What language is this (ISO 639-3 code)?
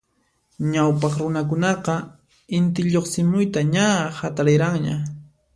qxp